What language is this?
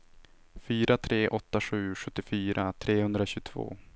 Swedish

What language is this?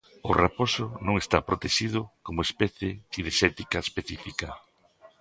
Galician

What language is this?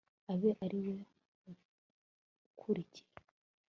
Kinyarwanda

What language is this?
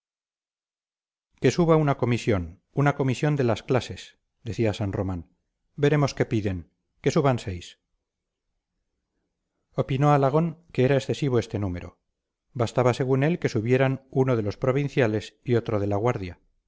Spanish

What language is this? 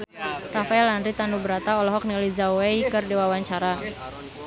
Sundanese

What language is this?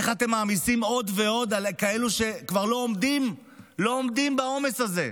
Hebrew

